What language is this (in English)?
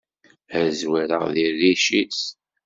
Kabyle